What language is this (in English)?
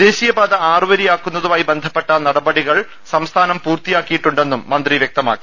Malayalam